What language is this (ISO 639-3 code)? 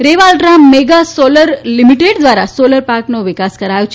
guj